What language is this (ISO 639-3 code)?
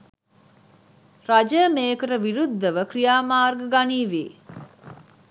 sin